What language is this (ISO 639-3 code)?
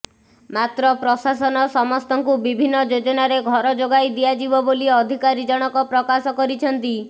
ori